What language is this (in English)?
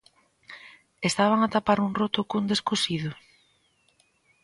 Galician